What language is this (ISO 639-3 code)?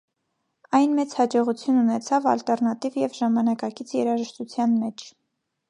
hye